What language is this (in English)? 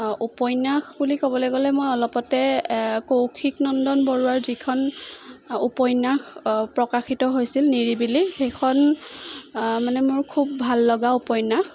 Assamese